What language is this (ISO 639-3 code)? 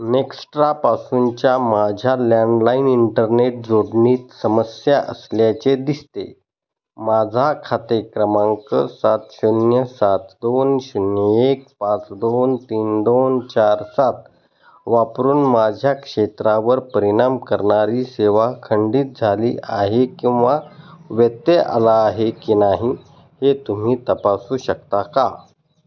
mar